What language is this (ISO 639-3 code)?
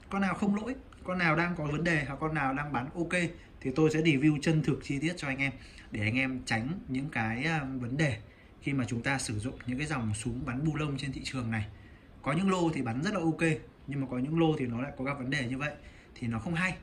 vie